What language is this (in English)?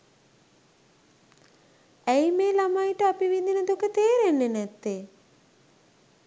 Sinhala